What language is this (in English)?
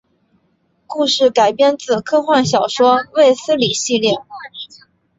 Chinese